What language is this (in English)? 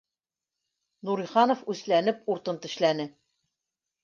Bashkir